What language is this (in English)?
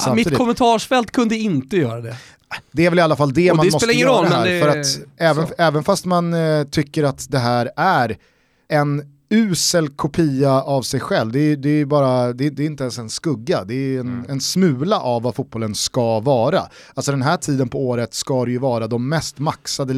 Swedish